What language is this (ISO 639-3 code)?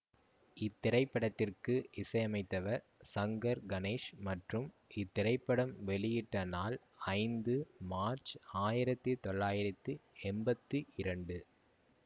tam